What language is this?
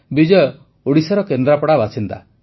Odia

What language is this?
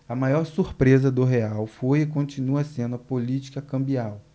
Portuguese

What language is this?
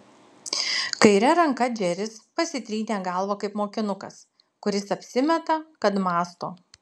Lithuanian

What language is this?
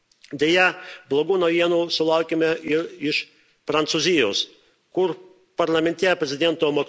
Lithuanian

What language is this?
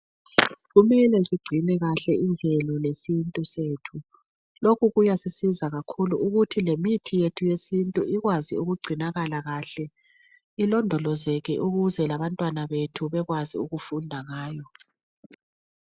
North Ndebele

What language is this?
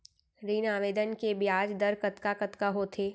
Chhattisgarhi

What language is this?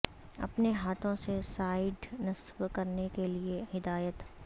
Urdu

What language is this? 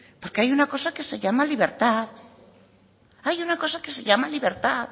Spanish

